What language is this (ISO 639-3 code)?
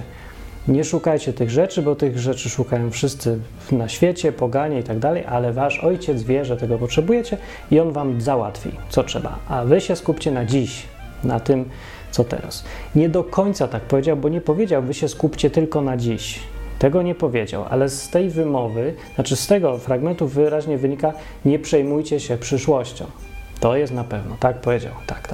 pol